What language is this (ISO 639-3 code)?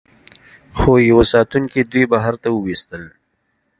pus